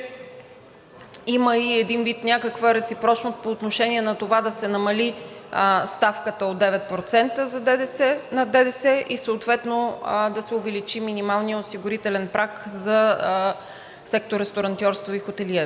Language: Bulgarian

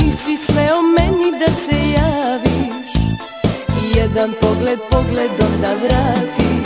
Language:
Romanian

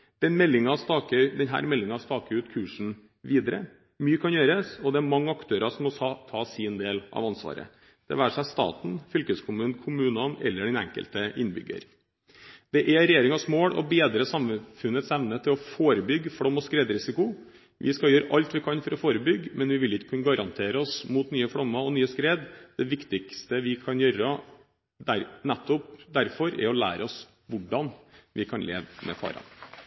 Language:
Norwegian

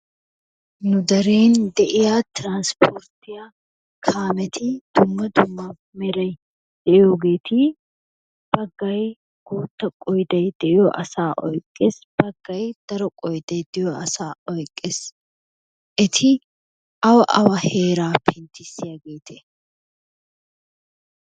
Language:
Wolaytta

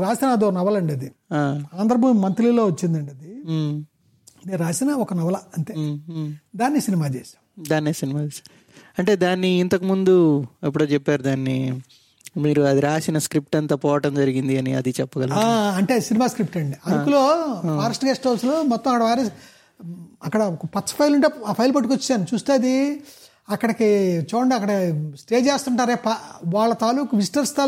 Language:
Telugu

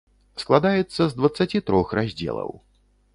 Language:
Belarusian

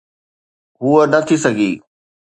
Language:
Sindhi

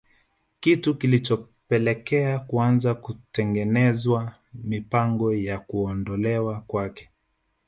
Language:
Swahili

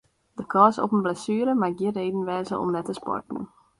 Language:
Western Frisian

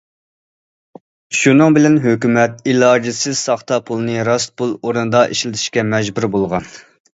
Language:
Uyghur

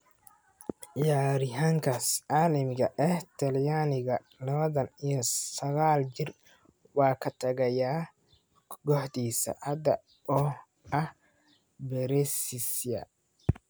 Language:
Somali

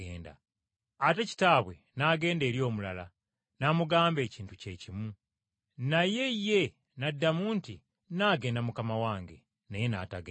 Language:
Ganda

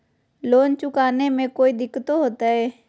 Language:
Magahi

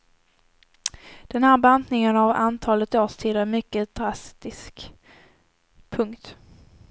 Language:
Swedish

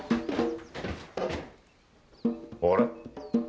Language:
Japanese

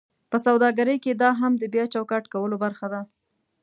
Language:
Pashto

